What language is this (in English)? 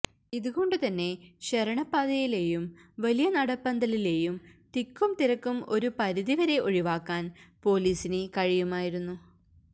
Malayalam